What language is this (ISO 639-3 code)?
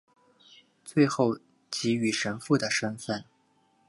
zho